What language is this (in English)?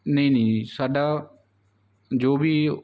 Punjabi